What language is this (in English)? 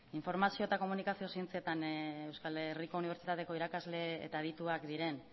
Basque